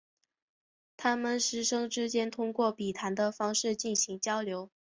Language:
Chinese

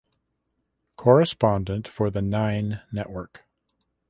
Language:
English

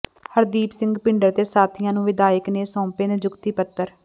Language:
Punjabi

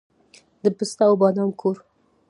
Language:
Pashto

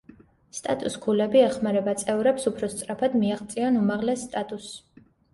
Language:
Georgian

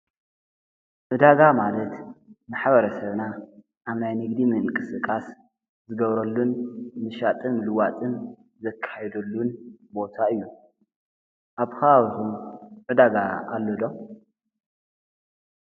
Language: Tigrinya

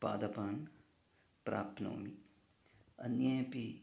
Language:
Sanskrit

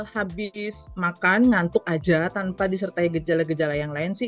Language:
Indonesian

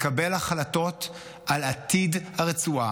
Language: Hebrew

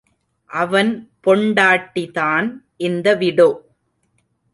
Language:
Tamil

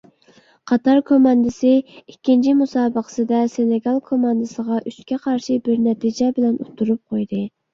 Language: Uyghur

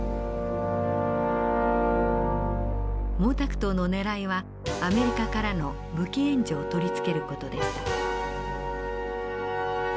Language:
Japanese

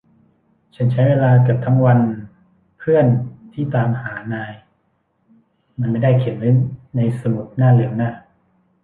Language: Thai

